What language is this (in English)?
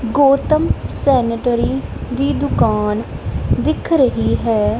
Punjabi